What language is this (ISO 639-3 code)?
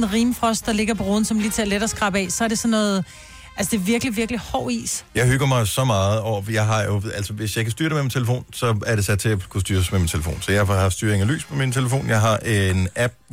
dan